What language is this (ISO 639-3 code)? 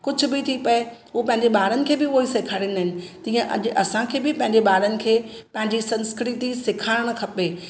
snd